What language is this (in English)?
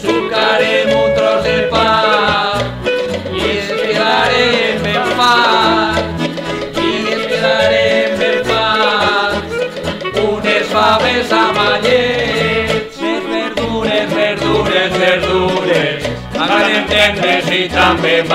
Romanian